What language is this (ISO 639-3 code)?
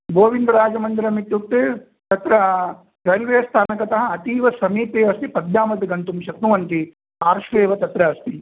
san